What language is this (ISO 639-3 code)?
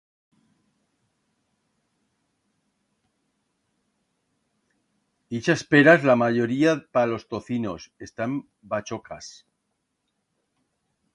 arg